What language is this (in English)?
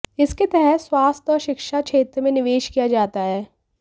Hindi